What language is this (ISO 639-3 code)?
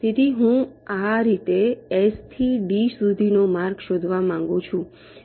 guj